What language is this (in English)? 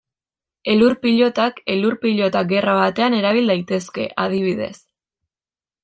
Basque